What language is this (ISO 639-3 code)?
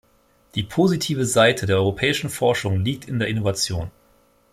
deu